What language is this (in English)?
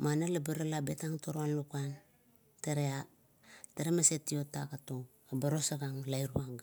Kuot